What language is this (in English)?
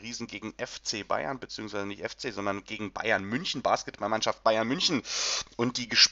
German